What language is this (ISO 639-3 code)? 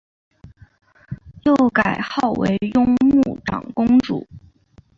zho